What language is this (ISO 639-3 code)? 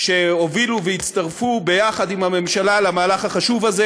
heb